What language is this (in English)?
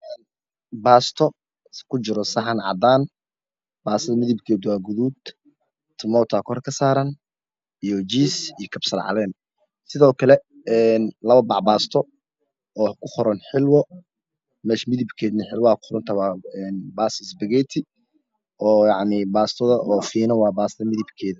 Somali